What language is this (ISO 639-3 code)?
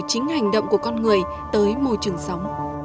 vie